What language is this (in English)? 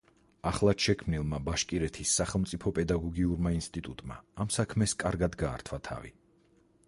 Georgian